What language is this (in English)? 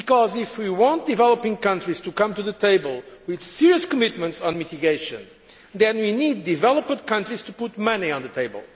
English